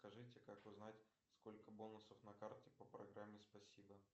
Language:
Russian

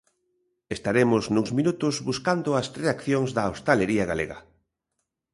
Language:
Galician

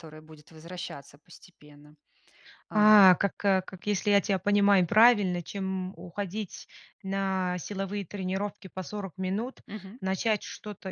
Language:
Russian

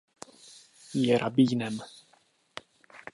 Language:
Czech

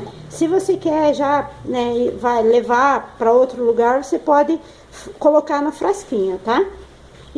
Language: Portuguese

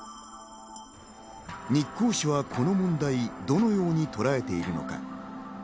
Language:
Japanese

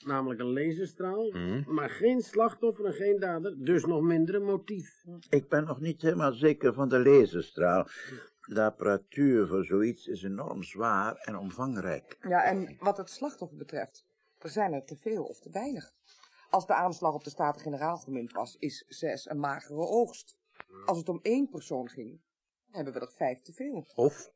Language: Dutch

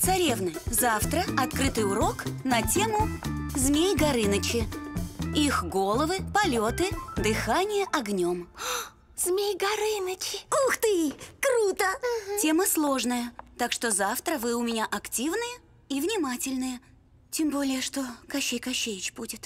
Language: Russian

